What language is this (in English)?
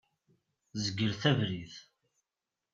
Kabyle